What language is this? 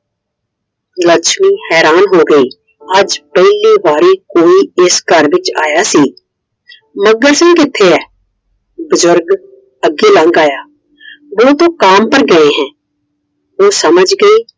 Punjabi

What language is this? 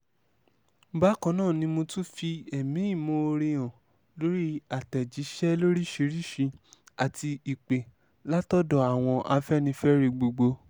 Yoruba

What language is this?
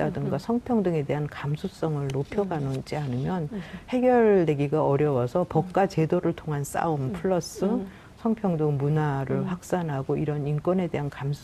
Korean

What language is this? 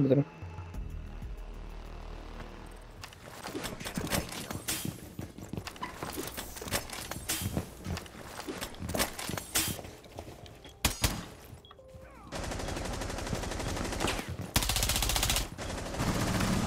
Italian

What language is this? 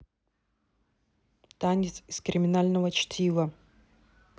Russian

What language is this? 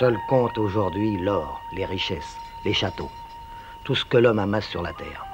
French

